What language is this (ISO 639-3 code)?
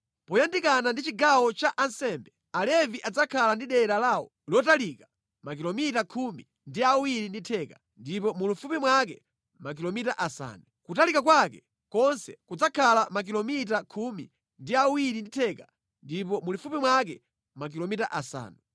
nya